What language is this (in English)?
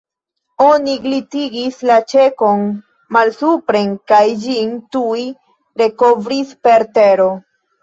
Esperanto